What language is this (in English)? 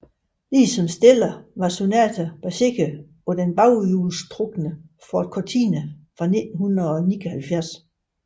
Danish